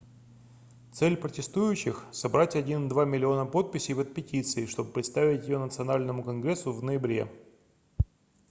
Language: Russian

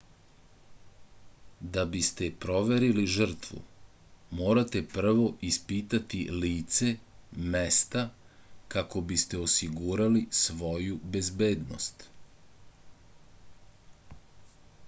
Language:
Serbian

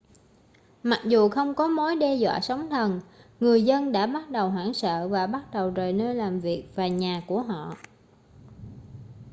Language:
Vietnamese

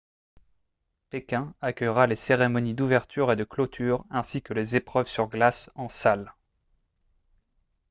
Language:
French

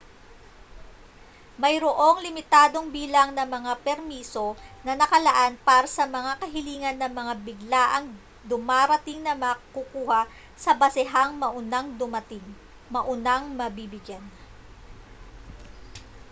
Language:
Filipino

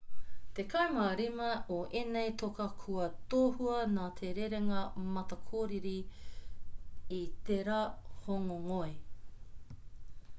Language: Māori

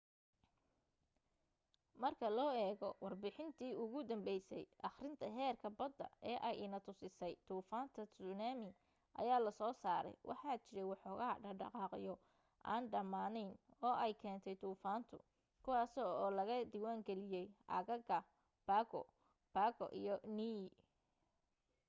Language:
Somali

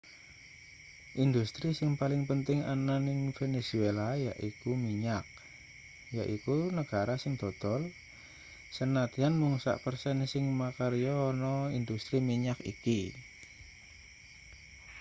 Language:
Javanese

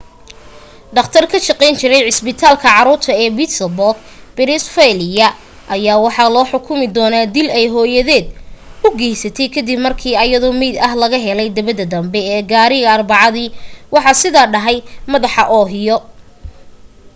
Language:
Somali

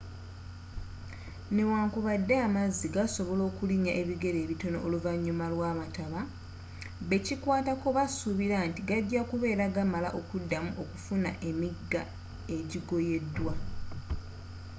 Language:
Ganda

